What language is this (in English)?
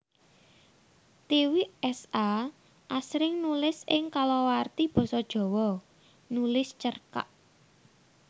Javanese